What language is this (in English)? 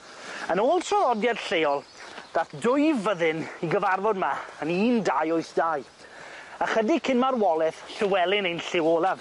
Welsh